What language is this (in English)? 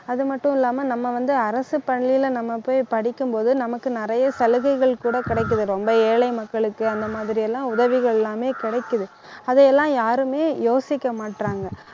Tamil